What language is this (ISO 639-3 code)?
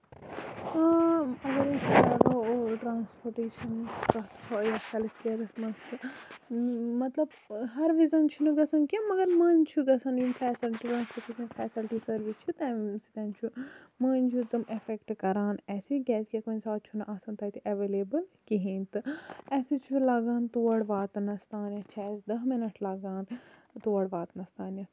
kas